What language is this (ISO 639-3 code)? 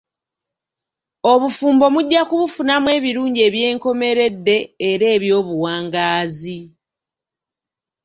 lug